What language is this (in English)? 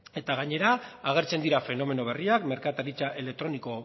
Basque